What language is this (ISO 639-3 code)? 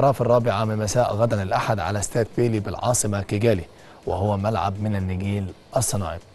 ara